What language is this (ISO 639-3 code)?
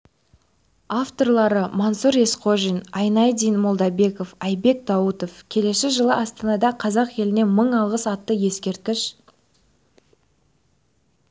kaz